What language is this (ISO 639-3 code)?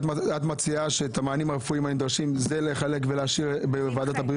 heb